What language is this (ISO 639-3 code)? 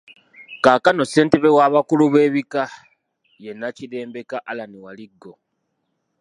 lug